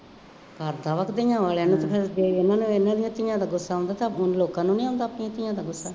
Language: Punjabi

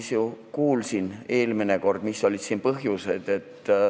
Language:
Estonian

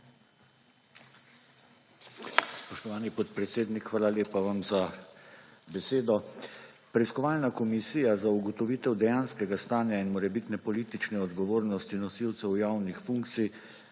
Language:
Slovenian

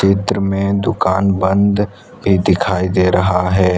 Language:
Hindi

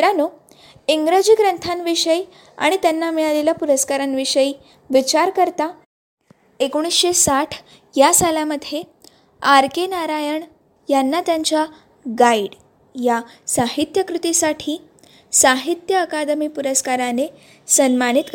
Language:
Marathi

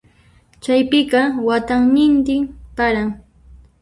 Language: Puno Quechua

